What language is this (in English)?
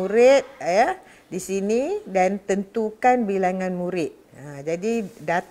Malay